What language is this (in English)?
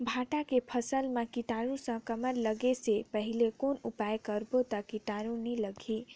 Chhattisgarhi